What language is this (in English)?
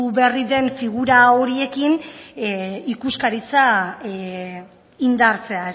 Basque